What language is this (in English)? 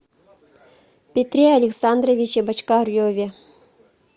Russian